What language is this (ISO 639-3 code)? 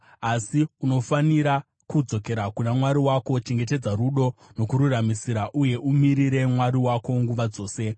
sna